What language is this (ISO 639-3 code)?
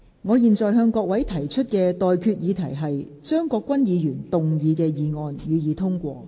yue